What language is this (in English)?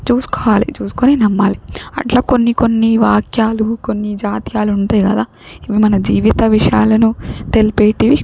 Telugu